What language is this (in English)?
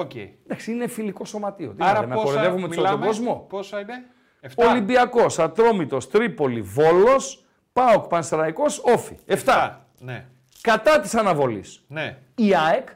Greek